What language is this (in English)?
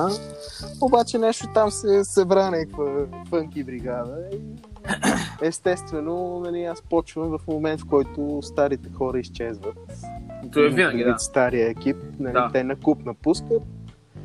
Bulgarian